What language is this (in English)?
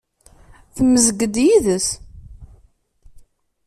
Kabyle